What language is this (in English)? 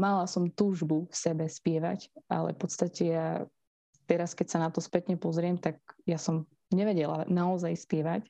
Slovak